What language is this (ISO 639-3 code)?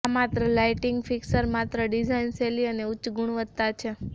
guj